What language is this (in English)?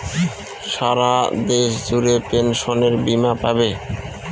Bangla